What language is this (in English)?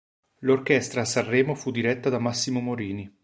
Italian